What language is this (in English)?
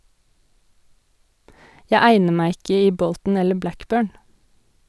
Norwegian